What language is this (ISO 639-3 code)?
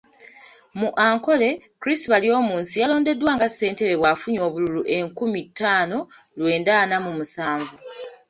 lug